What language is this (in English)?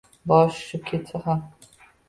Uzbek